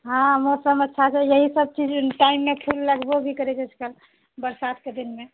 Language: Maithili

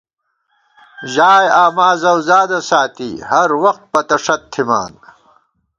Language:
Gawar-Bati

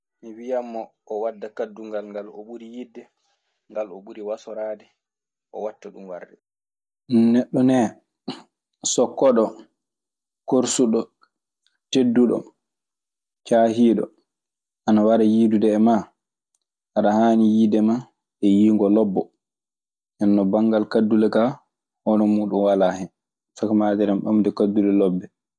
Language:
Maasina Fulfulde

